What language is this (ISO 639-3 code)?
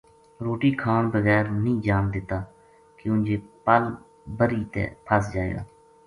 gju